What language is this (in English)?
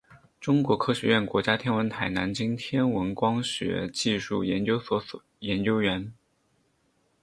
Chinese